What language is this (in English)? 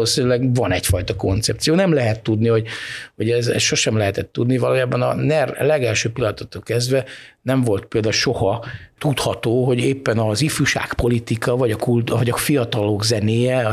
Hungarian